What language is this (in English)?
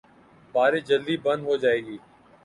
Urdu